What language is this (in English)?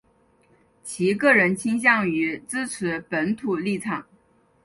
Chinese